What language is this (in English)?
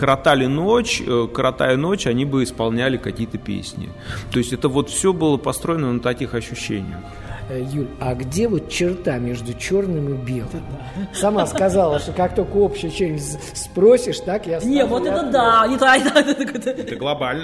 Russian